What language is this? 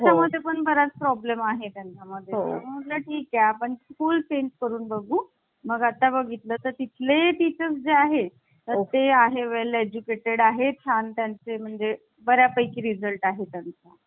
Marathi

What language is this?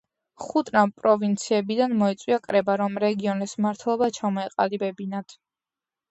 Georgian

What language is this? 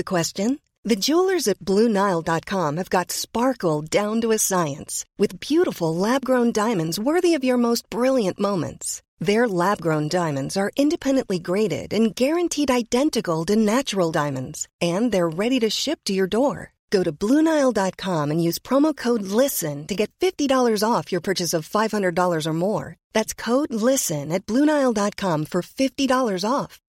Filipino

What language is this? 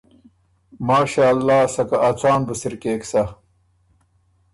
Ormuri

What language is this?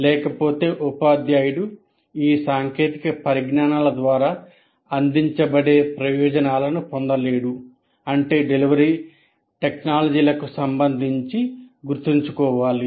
Telugu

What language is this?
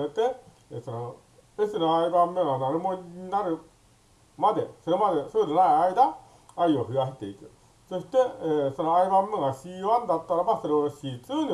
Japanese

